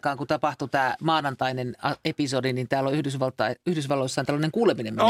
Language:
Finnish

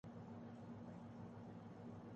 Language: Urdu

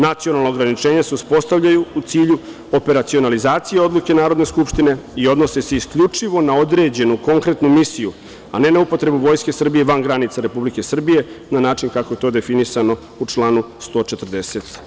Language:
Serbian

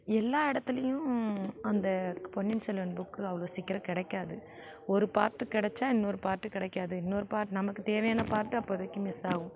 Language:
Tamil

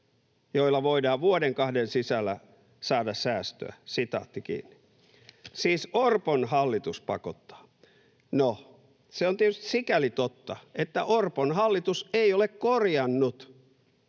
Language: Finnish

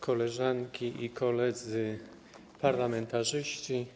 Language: Polish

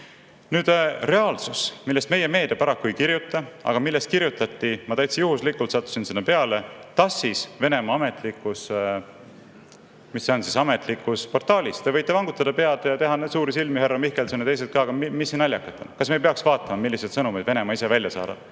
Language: Estonian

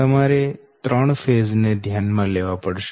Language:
Gujarati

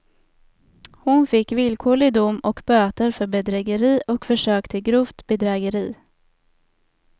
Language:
Swedish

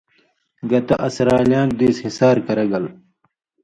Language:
Indus Kohistani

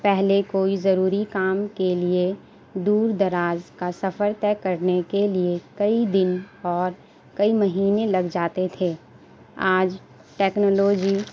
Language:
Urdu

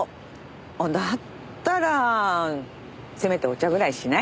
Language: Japanese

